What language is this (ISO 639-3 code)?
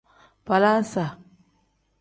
kdh